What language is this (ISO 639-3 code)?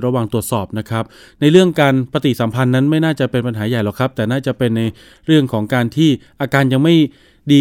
tha